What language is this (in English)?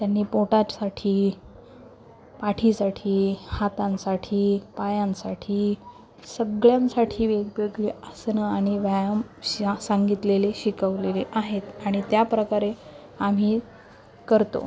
Marathi